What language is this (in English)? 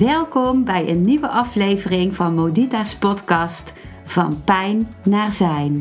Dutch